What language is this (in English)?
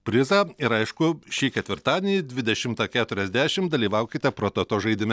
Lithuanian